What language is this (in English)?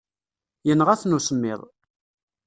Kabyle